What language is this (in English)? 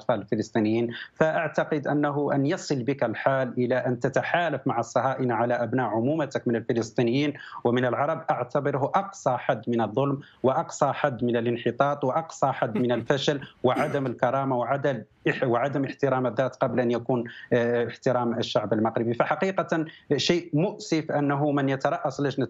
Arabic